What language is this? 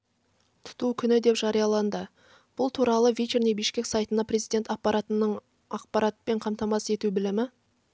Kazakh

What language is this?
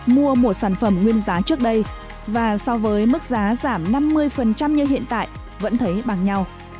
Vietnamese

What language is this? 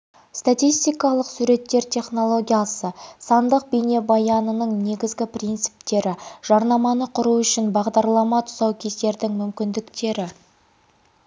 Kazakh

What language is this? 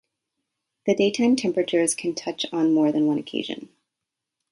English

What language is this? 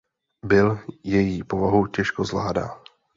Czech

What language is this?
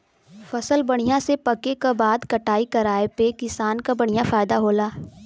Bhojpuri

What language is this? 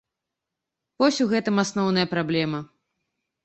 Belarusian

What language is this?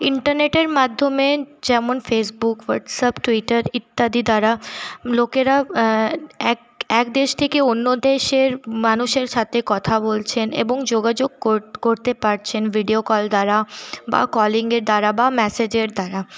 Bangla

